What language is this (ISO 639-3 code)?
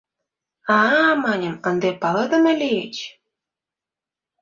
chm